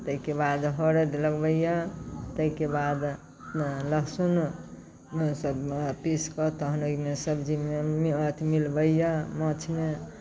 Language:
Maithili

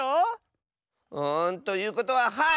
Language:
Japanese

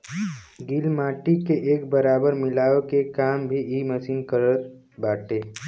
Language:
Bhojpuri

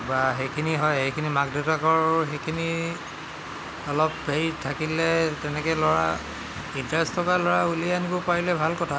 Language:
Assamese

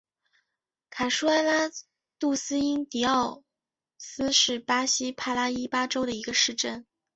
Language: Chinese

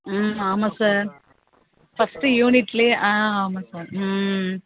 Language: Tamil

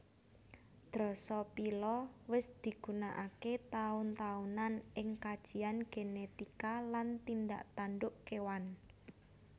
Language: Javanese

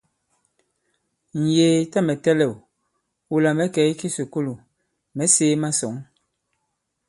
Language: Bankon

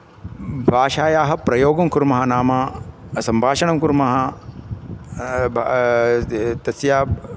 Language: Sanskrit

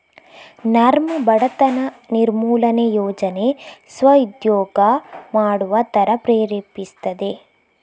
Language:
Kannada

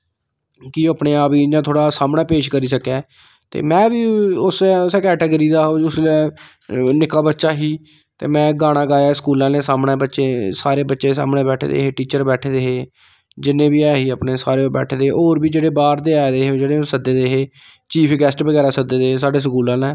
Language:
Dogri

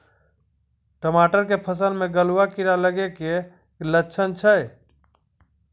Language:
Maithili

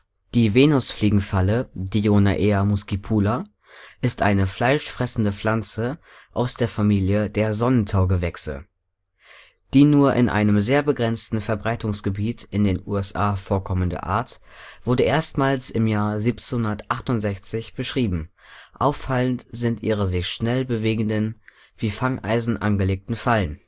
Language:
German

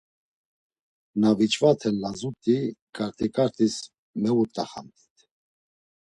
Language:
Laz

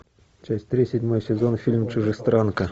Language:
Russian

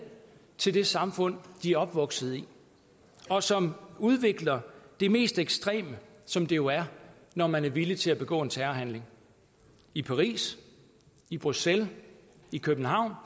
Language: Danish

